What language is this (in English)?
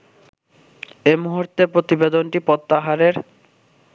Bangla